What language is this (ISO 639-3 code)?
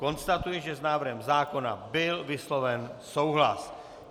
ces